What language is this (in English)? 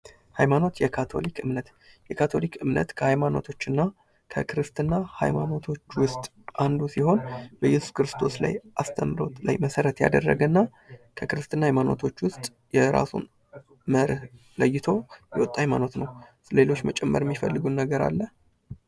Amharic